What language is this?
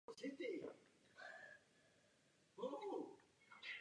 Czech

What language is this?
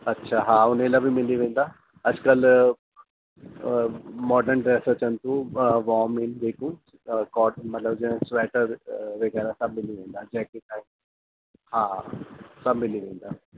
Sindhi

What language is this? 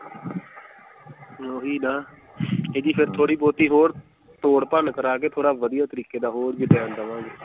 Punjabi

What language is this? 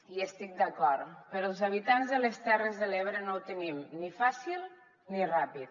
Catalan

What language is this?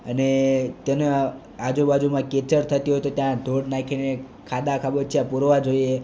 Gujarati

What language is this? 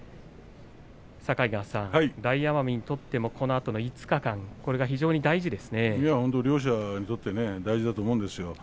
Japanese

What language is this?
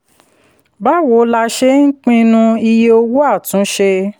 Yoruba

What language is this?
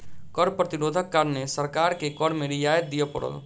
Maithili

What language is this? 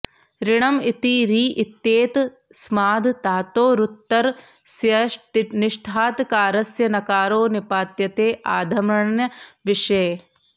Sanskrit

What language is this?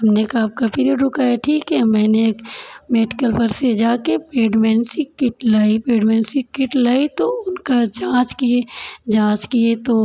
Hindi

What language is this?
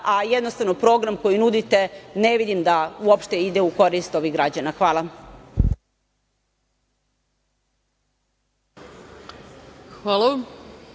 Serbian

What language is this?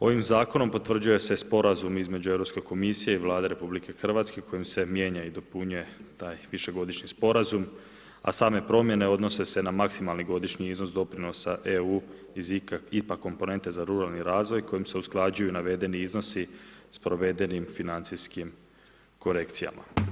Croatian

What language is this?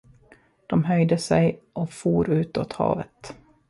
Swedish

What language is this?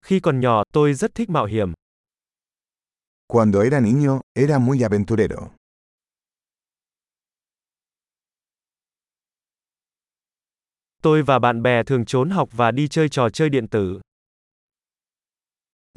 Vietnamese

